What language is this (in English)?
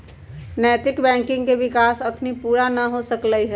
Magahi